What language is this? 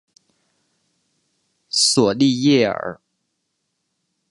Chinese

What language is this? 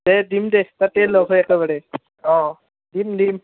Assamese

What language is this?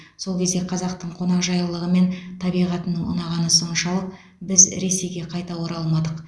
Kazakh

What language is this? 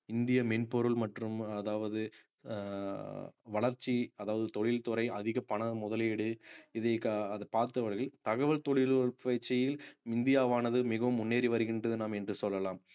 Tamil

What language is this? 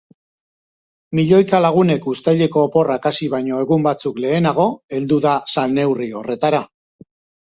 Basque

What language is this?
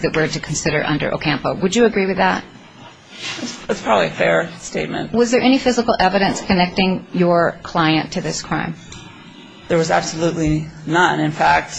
English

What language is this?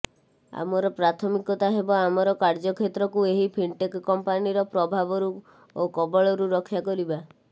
Odia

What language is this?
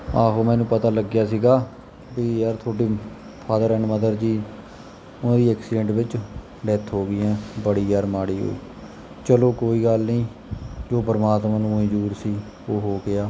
Punjabi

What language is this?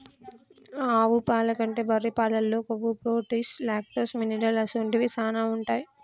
Telugu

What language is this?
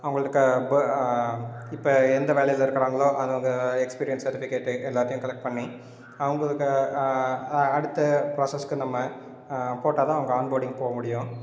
Tamil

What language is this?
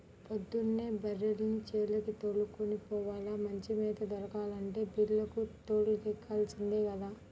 Telugu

